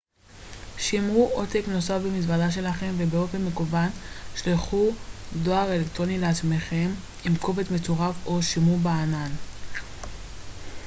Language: Hebrew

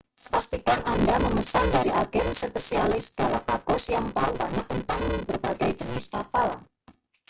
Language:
Indonesian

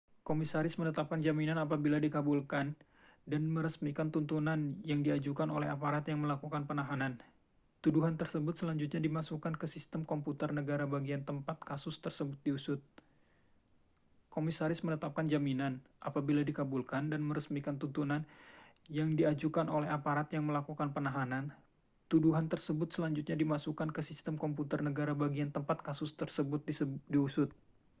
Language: Indonesian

